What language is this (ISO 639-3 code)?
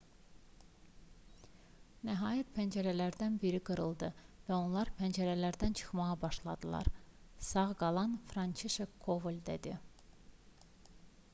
aze